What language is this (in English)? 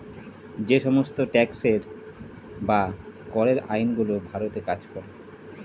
Bangla